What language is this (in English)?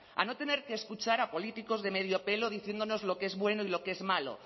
Spanish